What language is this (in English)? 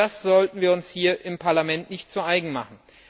German